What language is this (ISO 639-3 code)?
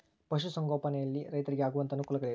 kan